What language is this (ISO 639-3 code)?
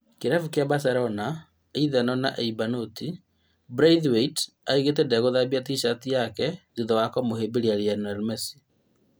kik